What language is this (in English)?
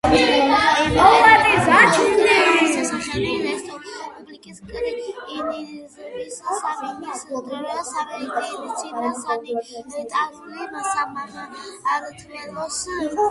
Georgian